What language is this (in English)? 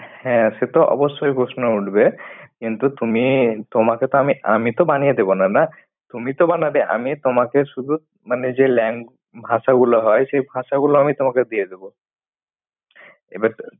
Bangla